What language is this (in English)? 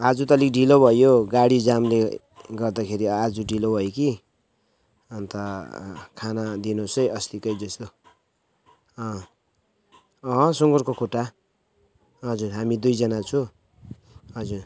Nepali